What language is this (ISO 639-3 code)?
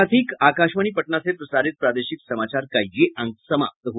hin